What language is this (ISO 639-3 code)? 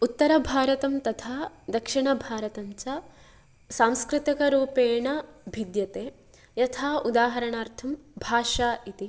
san